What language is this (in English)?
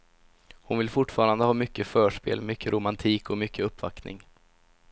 Swedish